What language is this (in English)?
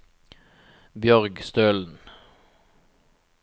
Norwegian